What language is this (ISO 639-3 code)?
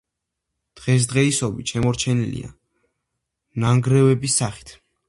kat